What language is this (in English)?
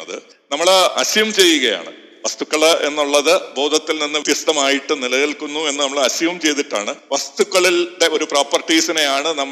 Malayalam